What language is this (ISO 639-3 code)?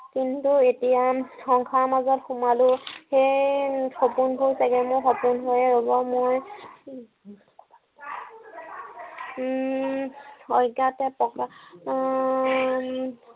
asm